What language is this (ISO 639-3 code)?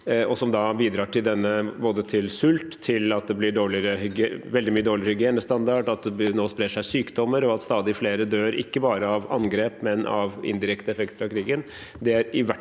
nor